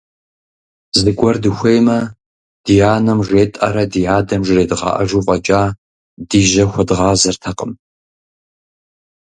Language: Kabardian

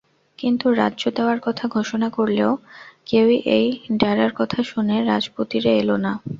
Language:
Bangla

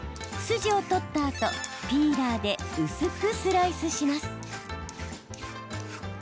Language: Japanese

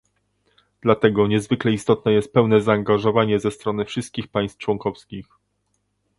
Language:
Polish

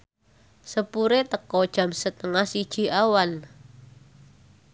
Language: Javanese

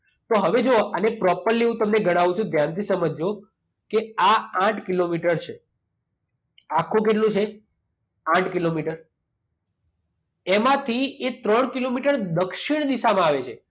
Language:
Gujarati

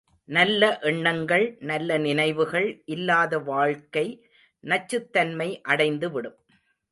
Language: Tamil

